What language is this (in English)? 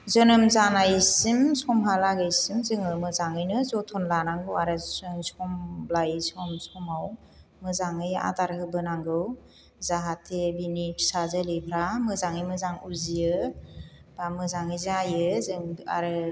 Bodo